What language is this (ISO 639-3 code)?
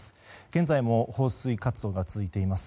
jpn